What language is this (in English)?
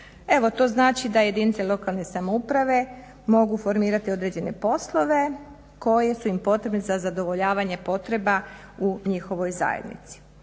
Croatian